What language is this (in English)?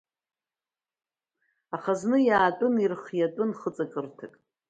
Abkhazian